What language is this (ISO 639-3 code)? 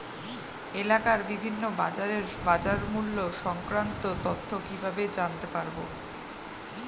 ben